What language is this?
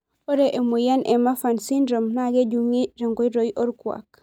Masai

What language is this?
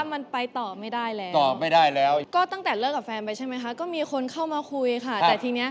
Thai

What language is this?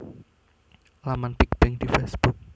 Javanese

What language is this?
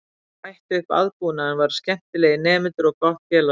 Icelandic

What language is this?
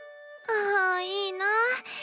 Japanese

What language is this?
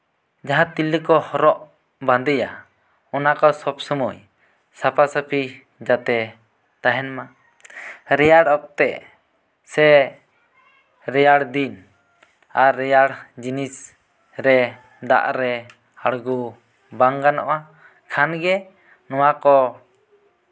Santali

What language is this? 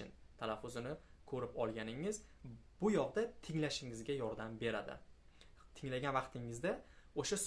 Turkish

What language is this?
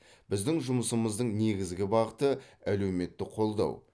Kazakh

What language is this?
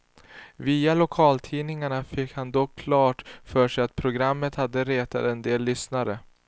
Swedish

